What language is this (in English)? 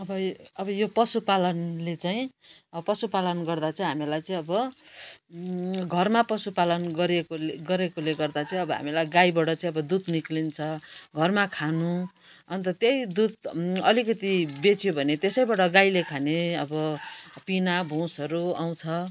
Nepali